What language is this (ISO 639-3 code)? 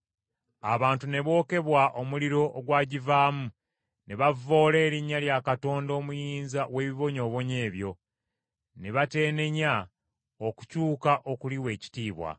lug